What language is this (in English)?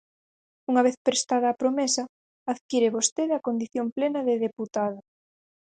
Galician